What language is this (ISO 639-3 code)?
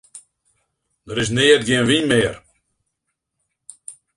fry